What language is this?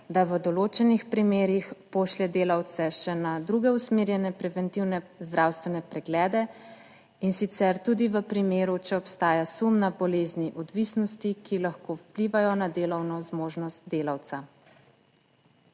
Slovenian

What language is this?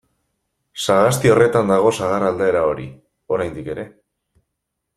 Basque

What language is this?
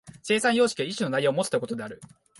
Japanese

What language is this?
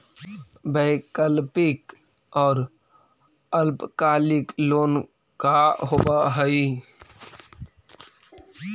Magahi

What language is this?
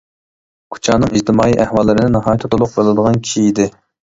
Uyghur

